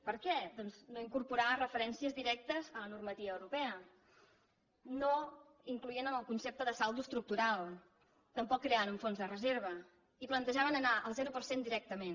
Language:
Catalan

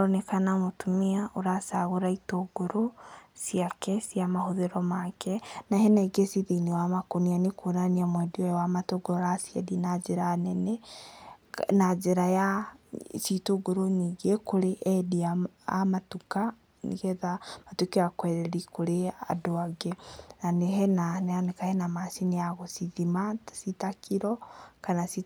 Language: Kikuyu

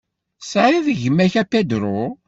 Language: Kabyle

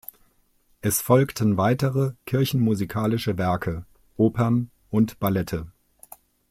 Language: German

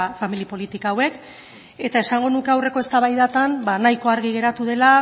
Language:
Basque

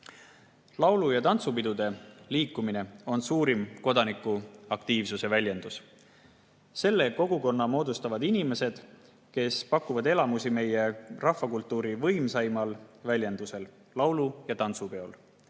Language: Estonian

